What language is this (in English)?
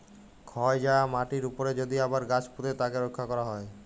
Bangla